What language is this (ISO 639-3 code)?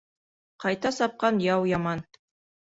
bak